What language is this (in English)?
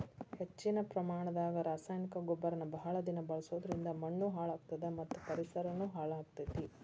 Kannada